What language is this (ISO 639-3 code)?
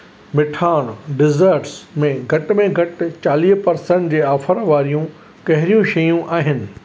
snd